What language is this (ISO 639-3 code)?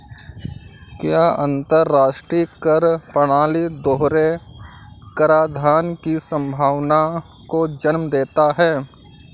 hin